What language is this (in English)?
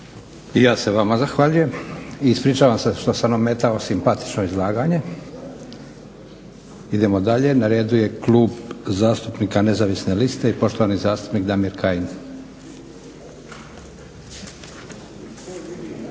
Croatian